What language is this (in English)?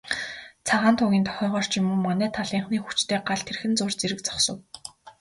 Mongolian